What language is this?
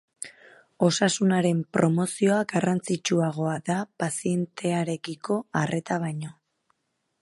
Basque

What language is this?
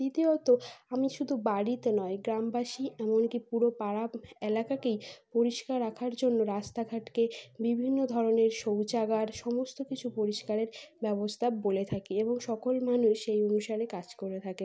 Bangla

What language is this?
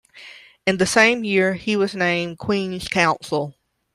English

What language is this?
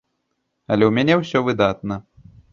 Belarusian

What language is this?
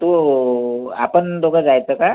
Marathi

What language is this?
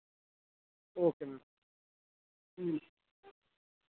Dogri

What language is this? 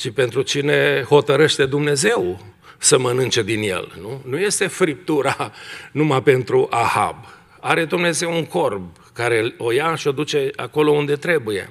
Romanian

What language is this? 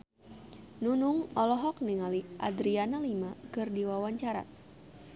Sundanese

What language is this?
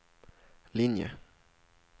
Swedish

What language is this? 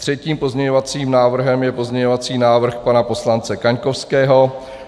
Czech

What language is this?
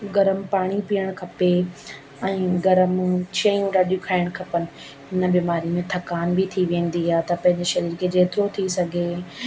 Sindhi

